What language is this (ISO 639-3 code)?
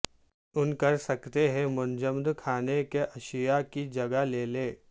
urd